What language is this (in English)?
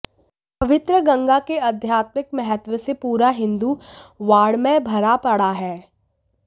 Hindi